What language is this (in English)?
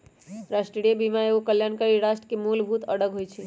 Magahi